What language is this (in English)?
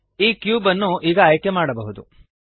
Kannada